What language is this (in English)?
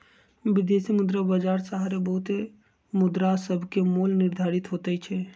Magahi